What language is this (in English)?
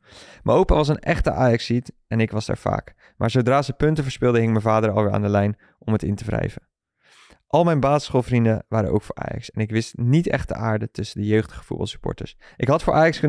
Dutch